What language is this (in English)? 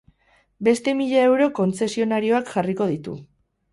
Basque